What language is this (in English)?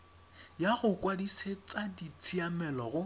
Tswana